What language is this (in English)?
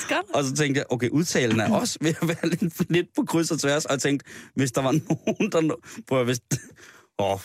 Danish